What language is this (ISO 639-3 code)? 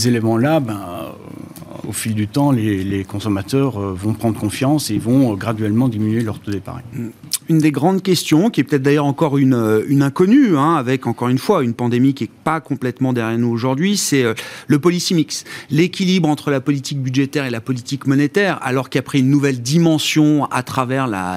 fra